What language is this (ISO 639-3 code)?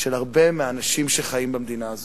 heb